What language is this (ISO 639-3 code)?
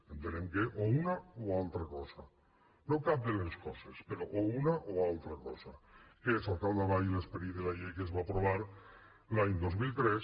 cat